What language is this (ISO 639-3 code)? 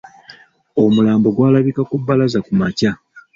lug